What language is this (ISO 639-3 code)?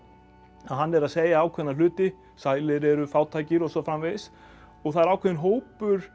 isl